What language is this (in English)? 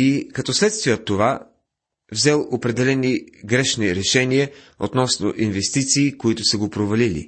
Bulgarian